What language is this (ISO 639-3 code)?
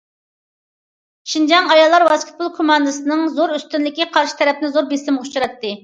uig